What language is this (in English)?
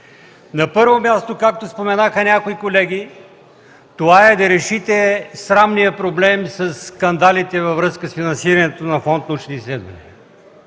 Bulgarian